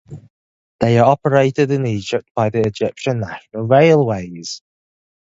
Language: English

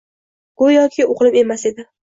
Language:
Uzbek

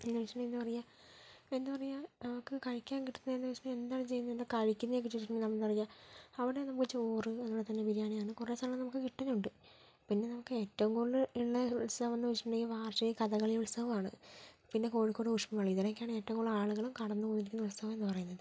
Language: Malayalam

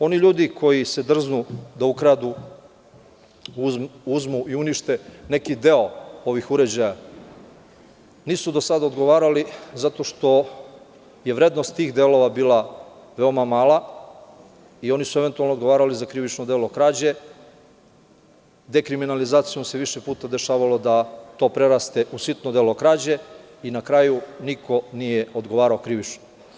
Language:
Serbian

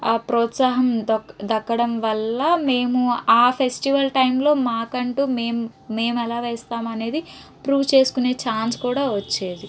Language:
Telugu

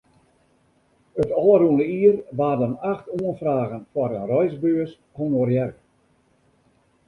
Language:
Western Frisian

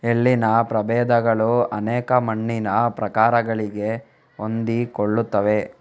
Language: Kannada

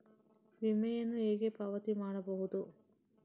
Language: Kannada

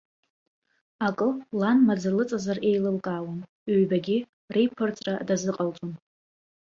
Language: Abkhazian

